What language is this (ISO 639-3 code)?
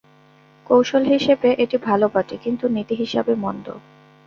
ben